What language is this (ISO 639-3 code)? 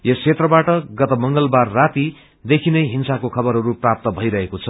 nep